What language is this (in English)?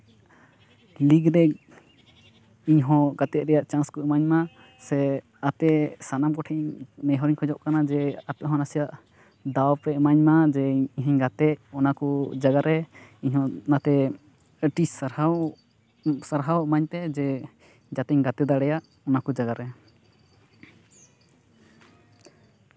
Santali